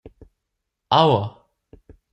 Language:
Romansh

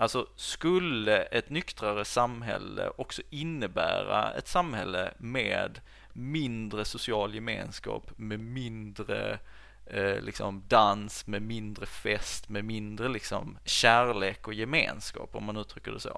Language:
Swedish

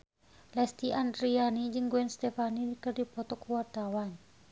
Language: Sundanese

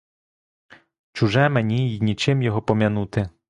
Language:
Ukrainian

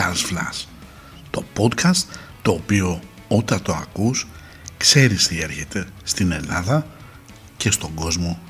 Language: Greek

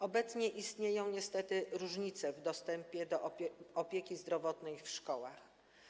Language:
Polish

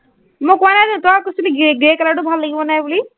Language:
Assamese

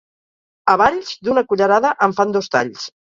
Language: Catalan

